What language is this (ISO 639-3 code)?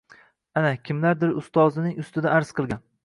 uzb